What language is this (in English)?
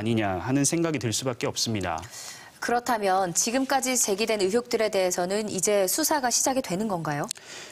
Korean